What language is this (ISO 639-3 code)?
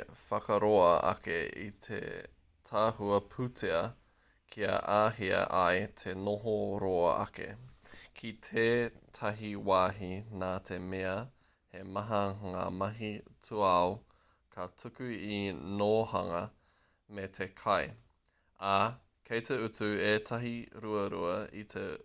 mri